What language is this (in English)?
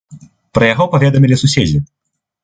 Belarusian